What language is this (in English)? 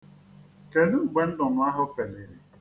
Igbo